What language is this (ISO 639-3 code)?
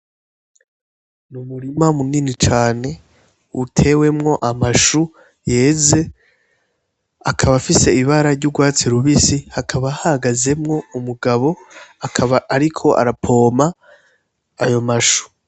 run